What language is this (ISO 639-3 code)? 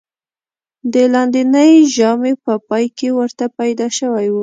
pus